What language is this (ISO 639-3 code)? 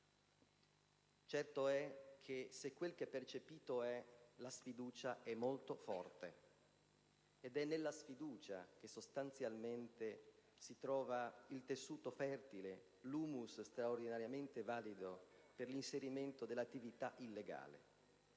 ita